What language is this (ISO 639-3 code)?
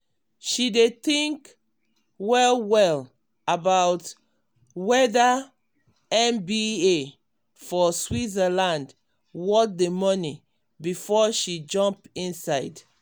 pcm